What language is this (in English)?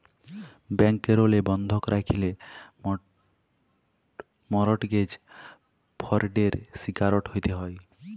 Bangla